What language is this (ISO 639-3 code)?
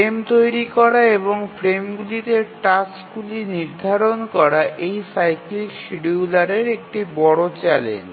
ben